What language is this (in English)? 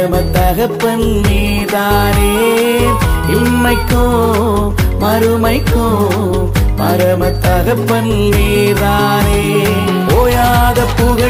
Tamil